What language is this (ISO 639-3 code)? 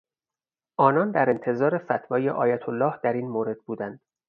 fas